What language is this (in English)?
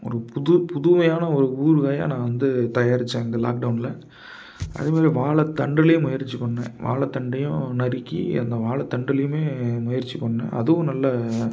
Tamil